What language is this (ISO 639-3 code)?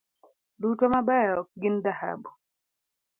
luo